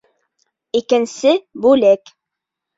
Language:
Bashkir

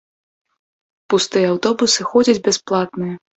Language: Belarusian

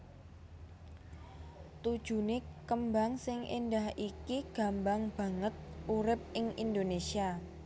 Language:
Javanese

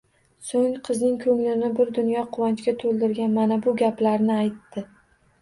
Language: Uzbek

